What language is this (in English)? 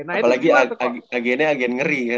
Indonesian